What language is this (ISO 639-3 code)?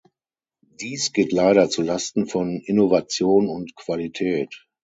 deu